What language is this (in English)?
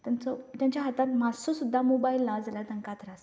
Konkani